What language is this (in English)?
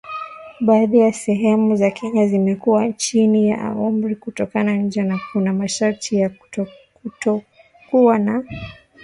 Swahili